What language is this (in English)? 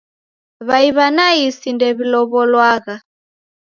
Taita